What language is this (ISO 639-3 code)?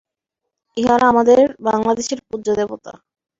ben